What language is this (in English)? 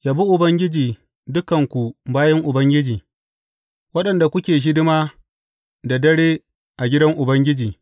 Hausa